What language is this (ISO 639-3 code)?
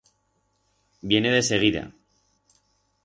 arg